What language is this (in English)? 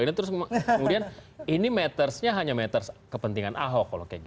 Indonesian